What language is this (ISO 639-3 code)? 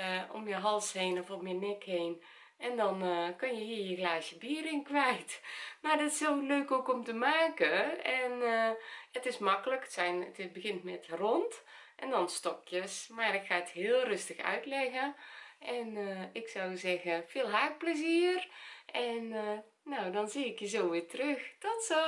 nld